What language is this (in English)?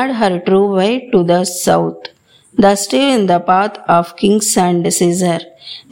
Telugu